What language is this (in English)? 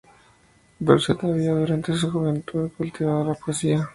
Spanish